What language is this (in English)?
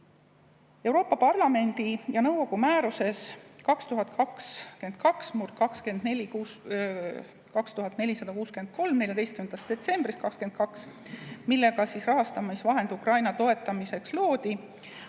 Estonian